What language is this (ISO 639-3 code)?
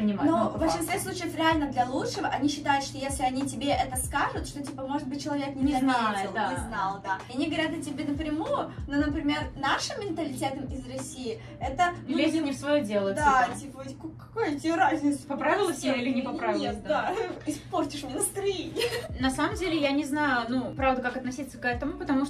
rus